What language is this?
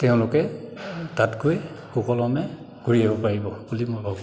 Assamese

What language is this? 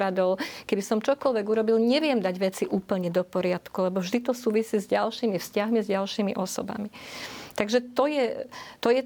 Slovak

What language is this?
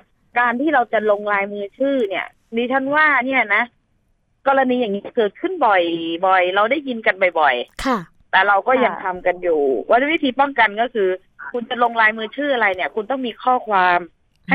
Thai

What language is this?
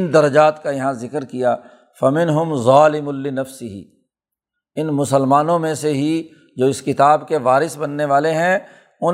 Urdu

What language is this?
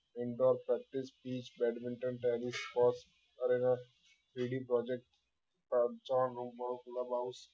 Gujarati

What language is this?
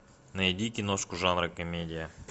Russian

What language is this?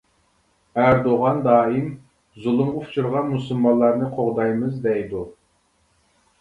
Uyghur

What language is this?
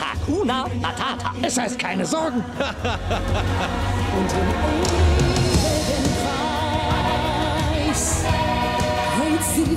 German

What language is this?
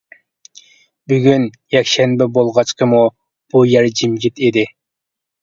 Uyghur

